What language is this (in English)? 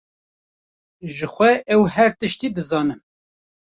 Kurdish